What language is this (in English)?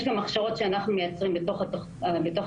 Hebrew